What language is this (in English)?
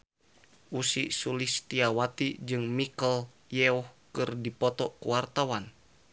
Sundanese